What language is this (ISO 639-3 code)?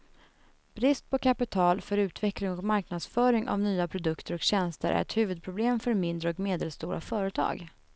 swe